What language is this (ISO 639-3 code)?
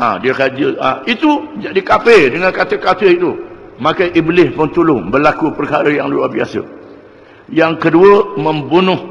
msa